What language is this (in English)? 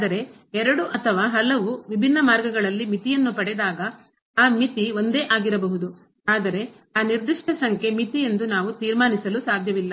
Kannada